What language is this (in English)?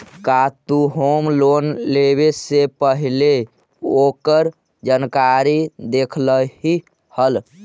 Magahi